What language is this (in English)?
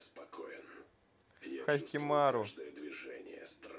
Russian